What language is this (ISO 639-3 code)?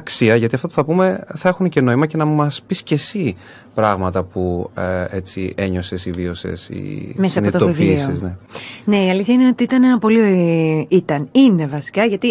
ell